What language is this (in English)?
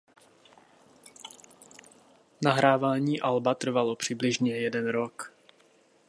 Czech